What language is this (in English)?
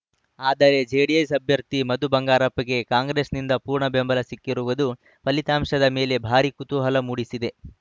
Kannada